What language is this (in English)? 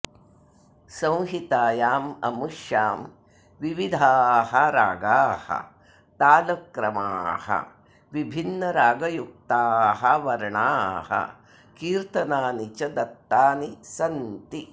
Sanskrit